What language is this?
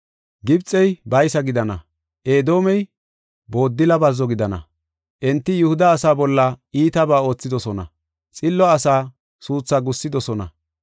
Gofa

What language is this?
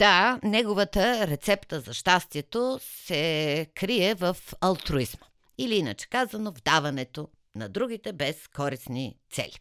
Bulgarian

